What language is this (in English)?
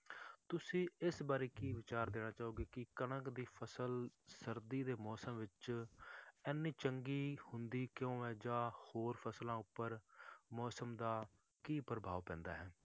Punjabi